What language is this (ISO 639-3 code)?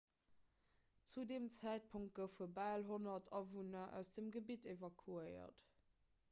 ltz